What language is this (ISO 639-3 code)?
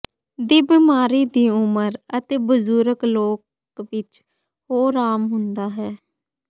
pan